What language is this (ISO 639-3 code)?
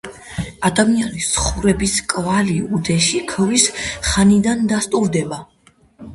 kat